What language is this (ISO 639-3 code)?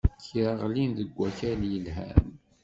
kab